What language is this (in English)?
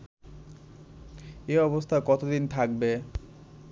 Bangla